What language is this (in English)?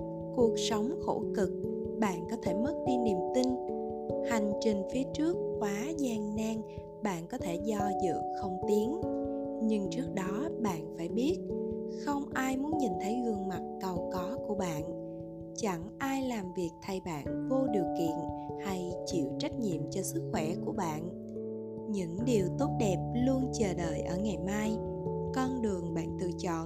Vietnamese